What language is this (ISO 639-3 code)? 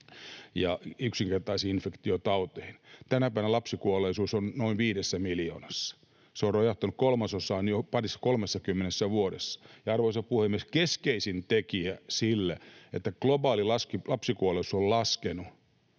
fin